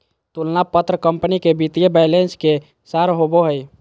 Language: Magahi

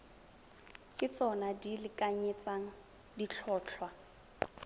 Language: Tswana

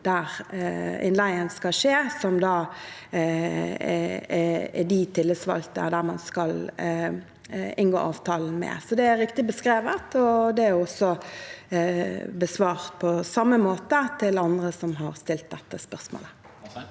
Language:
Norwegian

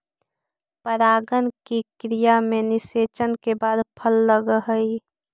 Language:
Magahi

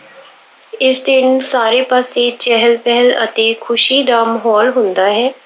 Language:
Punjabi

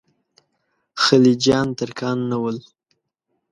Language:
Pashto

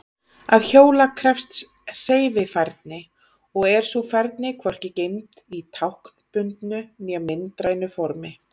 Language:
Icelandic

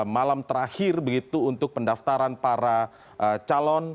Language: Indonesian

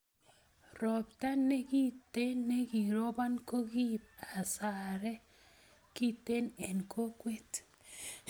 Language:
Kalenjin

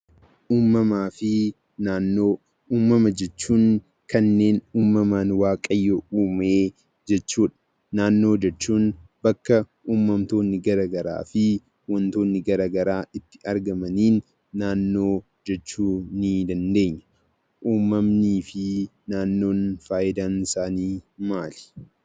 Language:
Oromo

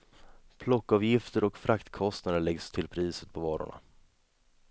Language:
Swedish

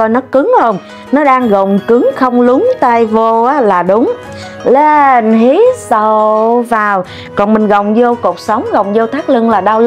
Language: Vietnamese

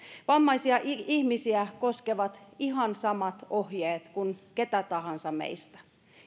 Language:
Finnish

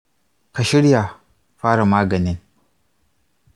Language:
Hausa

